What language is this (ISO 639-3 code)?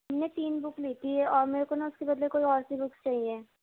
urd